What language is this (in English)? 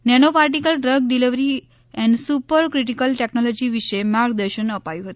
Gujarati